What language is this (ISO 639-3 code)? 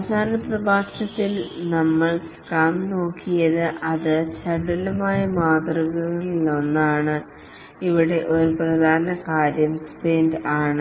mal